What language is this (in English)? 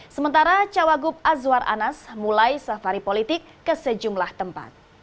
Indonesian